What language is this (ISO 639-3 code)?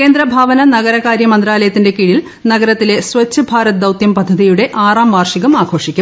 mal